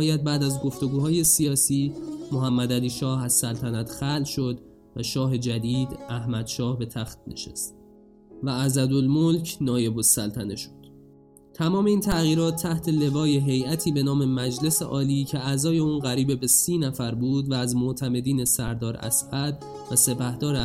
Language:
Persian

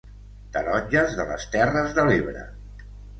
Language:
Catalan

